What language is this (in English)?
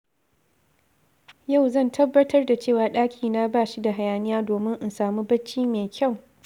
Hausa